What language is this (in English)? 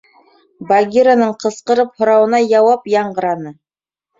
Bashkir